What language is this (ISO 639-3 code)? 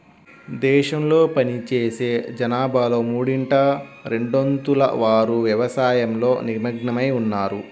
tel